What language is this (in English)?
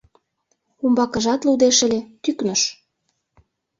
Mari